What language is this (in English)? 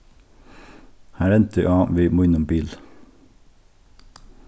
Faroese